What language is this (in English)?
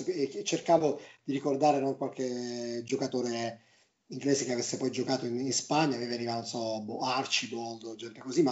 Italian